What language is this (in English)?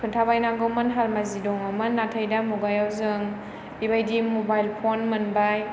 Bodo